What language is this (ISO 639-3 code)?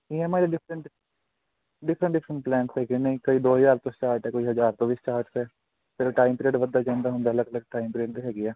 pan